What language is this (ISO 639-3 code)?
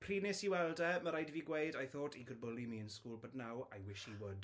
cym